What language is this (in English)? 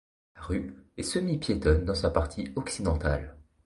French